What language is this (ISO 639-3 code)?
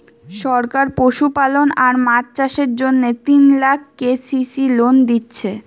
ben